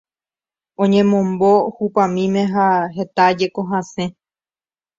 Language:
Guarani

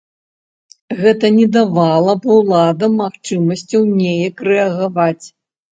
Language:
Belarusian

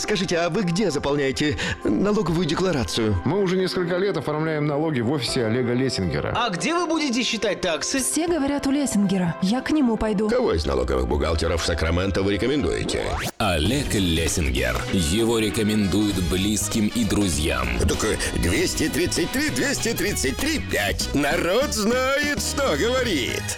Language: Russian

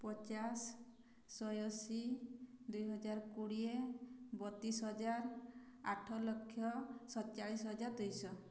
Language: Odia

